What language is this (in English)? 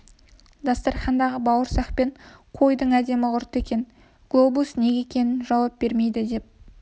Kazakh